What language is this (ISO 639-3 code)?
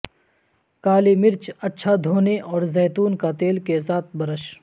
urd